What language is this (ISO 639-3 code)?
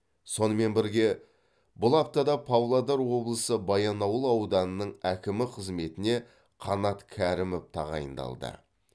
kaz